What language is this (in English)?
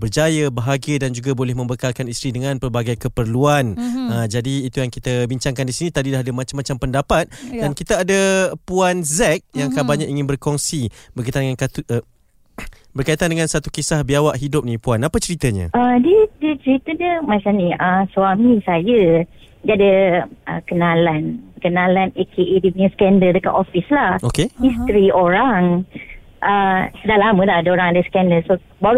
Malay